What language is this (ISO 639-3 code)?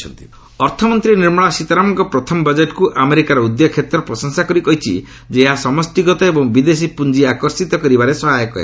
ori